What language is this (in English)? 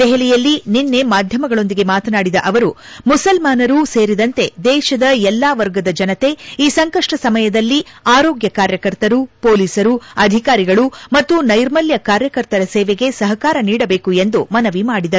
Kannada